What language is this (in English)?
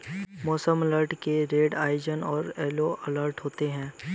Hindi